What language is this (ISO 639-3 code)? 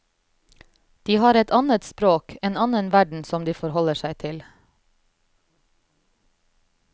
nor